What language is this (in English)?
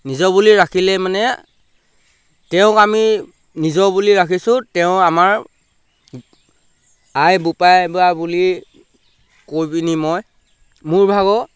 Assamese